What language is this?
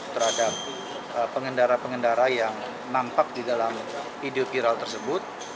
Indonesian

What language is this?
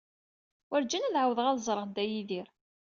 Kabyle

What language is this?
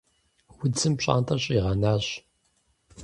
Kabardian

